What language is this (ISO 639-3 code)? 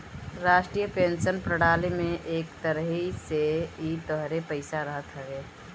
bho